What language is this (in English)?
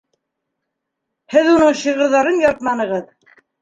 Bashkir